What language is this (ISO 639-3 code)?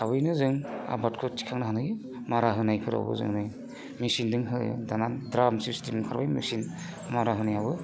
brx